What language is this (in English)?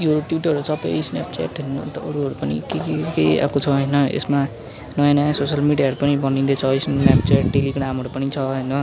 Nepali